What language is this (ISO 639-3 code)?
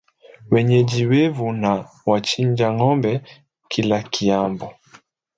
swa